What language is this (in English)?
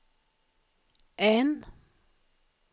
Swedish